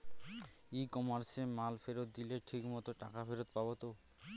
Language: Bangla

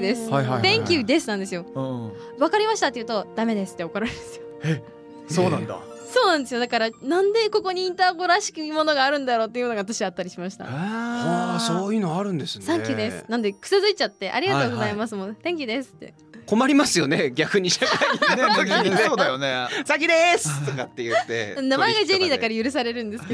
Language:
Japanese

